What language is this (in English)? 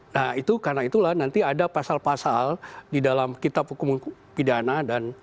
Indonesian